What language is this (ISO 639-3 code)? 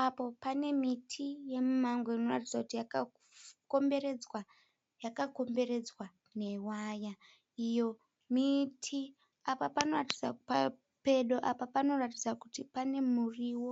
sna